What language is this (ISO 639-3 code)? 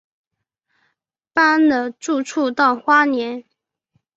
zho